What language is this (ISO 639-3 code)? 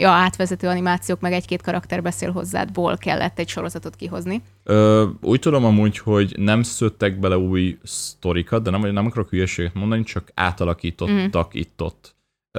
hun